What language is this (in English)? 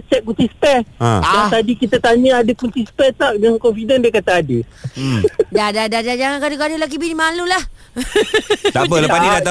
Malay